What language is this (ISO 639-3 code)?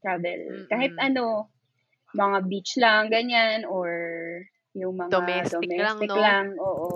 fil